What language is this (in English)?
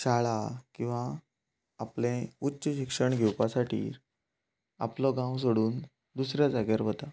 Konkani